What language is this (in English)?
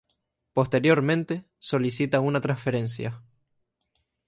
Spanish